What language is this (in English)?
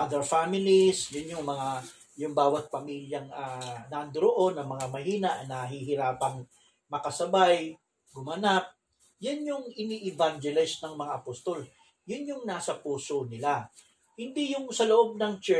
Filipino